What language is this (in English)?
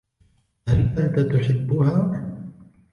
Arabic